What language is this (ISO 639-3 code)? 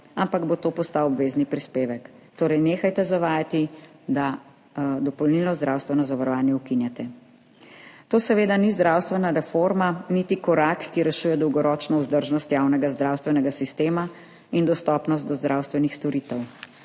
slv